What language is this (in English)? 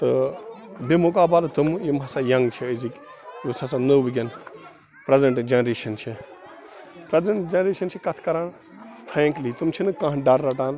Kashmiri